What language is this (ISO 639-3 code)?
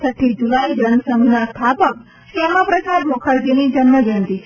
guj